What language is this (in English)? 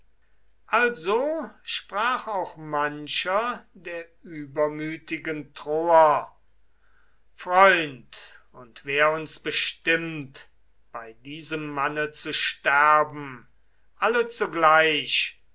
German